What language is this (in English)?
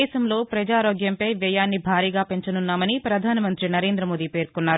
Telugu